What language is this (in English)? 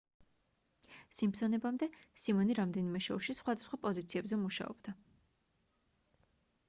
Georgian